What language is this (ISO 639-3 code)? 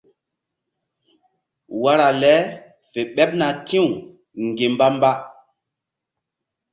mdd